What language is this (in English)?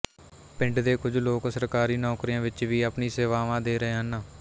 Punjabi